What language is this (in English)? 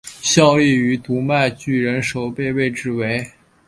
Chinese